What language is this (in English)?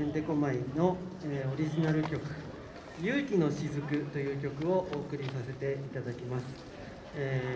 Japanese